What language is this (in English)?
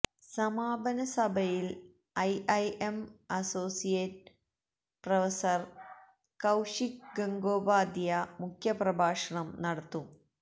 Malayalam